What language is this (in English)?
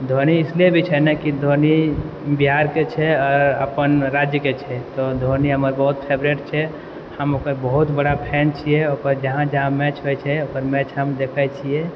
Maithili